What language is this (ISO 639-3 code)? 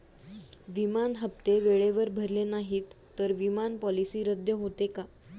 mar